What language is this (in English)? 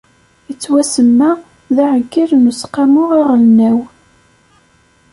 Kabyle